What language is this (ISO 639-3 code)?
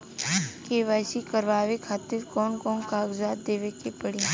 bho